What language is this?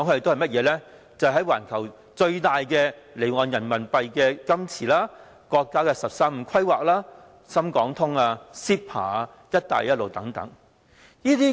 Cantonese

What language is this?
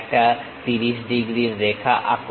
Bangla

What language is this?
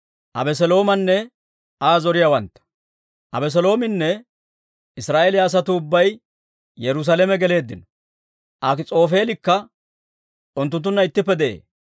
Dawro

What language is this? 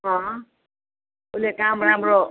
Nepali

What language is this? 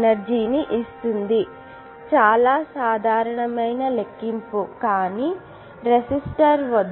Telugu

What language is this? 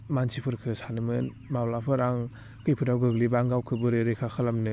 Bodo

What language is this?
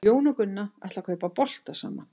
Icelandic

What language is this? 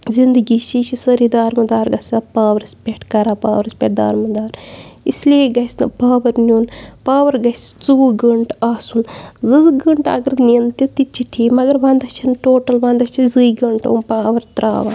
Kashmiri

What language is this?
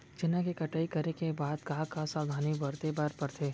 Chhattisgarhi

